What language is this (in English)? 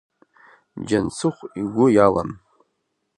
Abkhazian